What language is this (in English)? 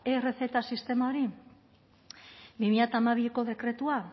Basque